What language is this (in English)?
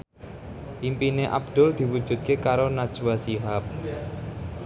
Javanese